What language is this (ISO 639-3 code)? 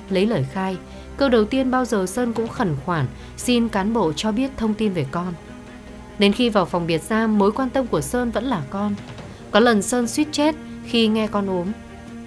vie